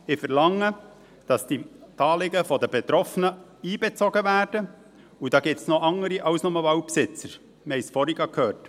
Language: Swiss German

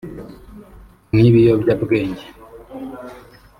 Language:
Kinyarwanda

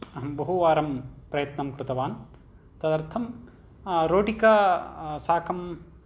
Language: Sanskrit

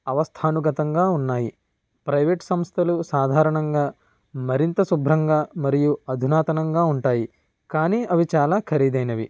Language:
Telugu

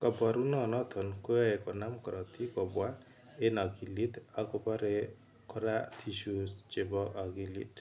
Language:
Kalenjin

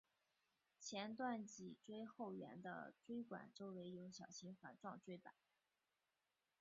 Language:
Chinese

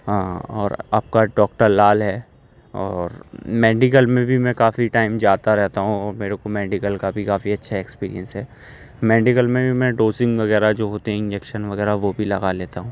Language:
Urdu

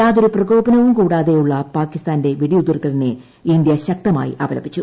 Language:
Malayalam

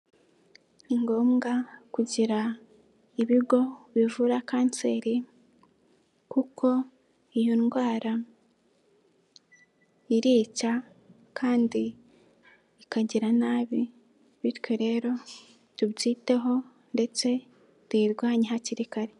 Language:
Kinyarwanda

